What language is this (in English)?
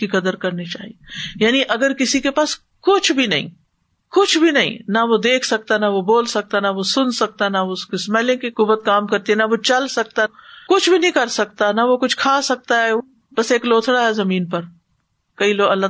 Urdu